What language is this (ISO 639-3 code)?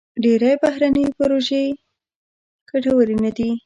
pus